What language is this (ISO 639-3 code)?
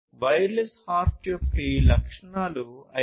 tel